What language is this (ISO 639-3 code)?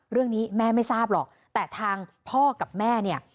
tha